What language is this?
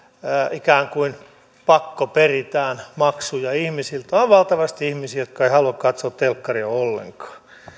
Finnish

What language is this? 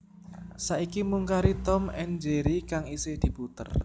Javanese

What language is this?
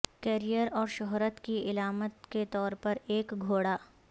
Urdu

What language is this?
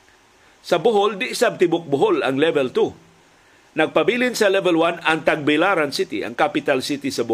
Filipino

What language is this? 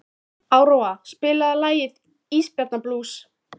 Icelandic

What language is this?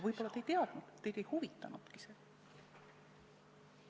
Estonian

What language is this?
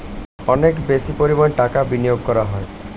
Bangla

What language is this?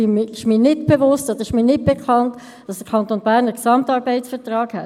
Swiss German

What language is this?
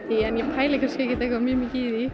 Icelandic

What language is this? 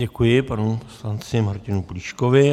Czech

